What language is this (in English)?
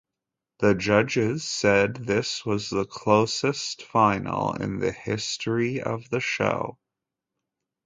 English